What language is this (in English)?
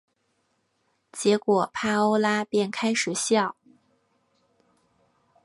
Chinese